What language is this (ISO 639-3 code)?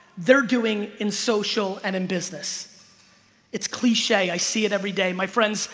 eng